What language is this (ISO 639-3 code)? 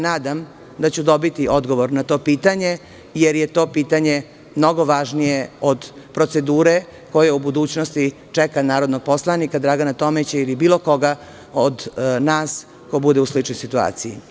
srp